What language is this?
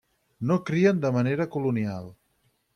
Catalan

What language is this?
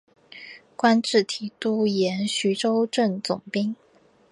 Chinese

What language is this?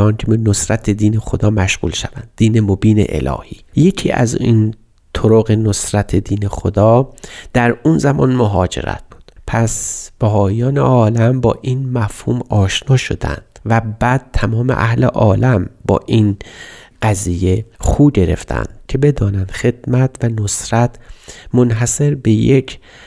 Persian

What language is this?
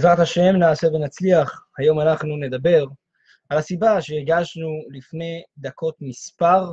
Hebrew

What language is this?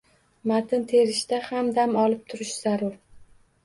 Uzbek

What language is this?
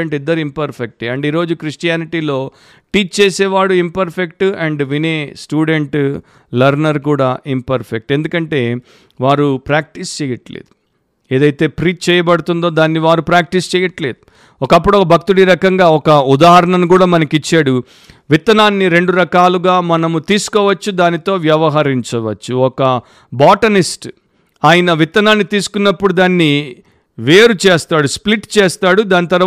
Telugu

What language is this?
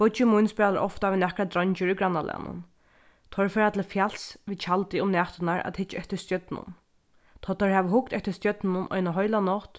Faroese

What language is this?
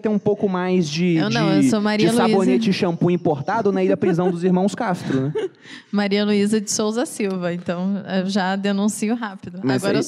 Portuguese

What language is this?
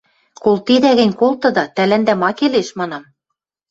Western Mari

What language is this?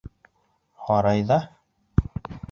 Bashkir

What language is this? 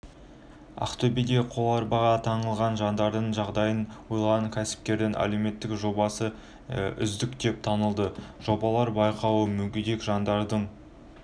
Kazakh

